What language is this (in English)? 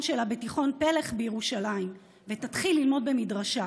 Hebrew